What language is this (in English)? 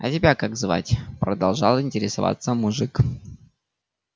Russian